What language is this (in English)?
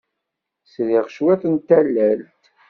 Kabyle